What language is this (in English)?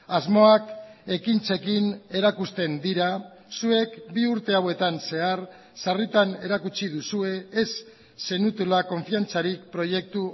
Basque